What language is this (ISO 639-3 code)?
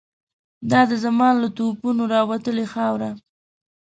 pus